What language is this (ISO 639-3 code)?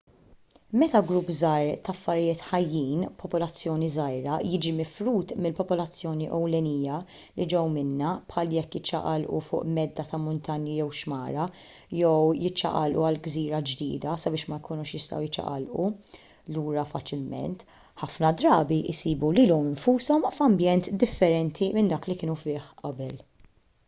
mlt